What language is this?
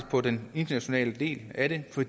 Danish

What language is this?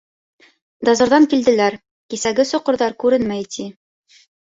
Bashkir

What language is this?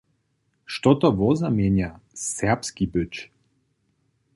Upper Sorbian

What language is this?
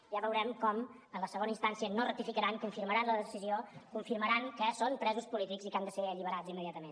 Catalan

